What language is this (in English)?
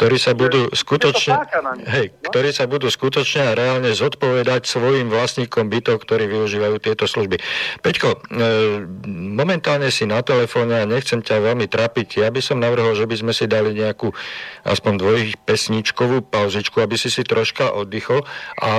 Slovak